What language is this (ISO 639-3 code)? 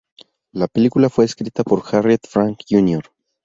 spa